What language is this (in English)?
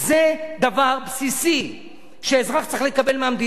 Hebrew